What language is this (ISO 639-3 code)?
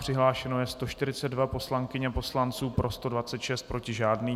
ces